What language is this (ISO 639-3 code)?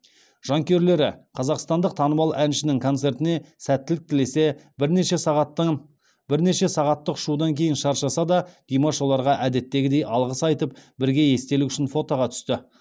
kaz